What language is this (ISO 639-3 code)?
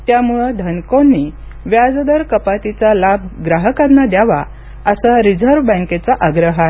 mar